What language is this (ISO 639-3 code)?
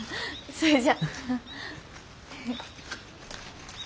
jpn